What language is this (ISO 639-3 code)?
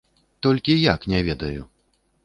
bel